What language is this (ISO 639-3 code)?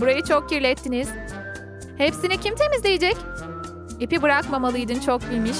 tur